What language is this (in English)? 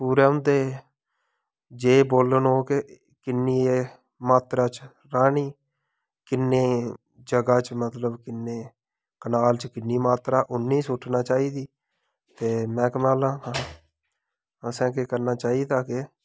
Dogri